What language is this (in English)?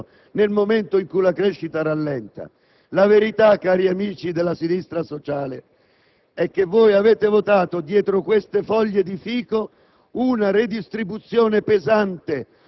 Italian